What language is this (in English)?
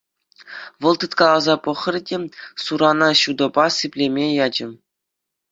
Chuvash